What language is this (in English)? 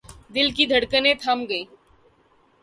Urdu